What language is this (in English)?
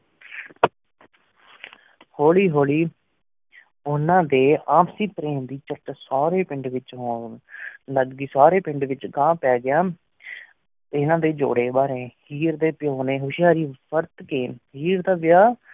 Punjabi